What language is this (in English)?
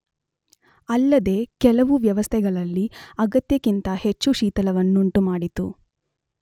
Kannada